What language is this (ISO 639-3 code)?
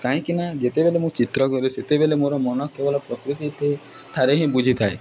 ori